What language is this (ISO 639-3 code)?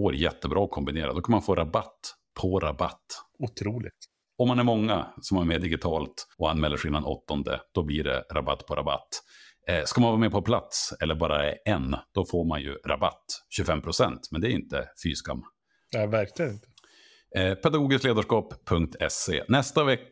swe